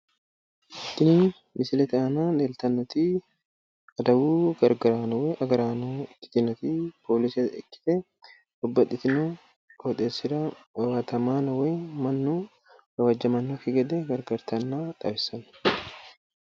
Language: Sidamo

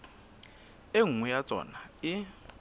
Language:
Southern Sotho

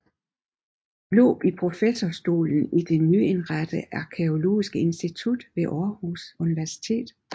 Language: Danish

